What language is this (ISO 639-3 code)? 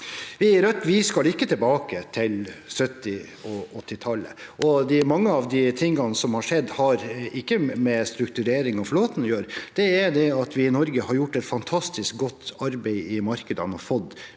nor